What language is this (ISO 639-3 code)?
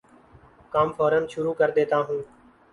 urd